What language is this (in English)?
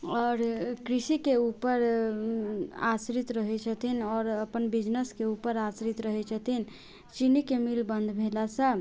Maithili